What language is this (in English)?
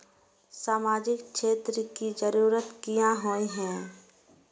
Magahi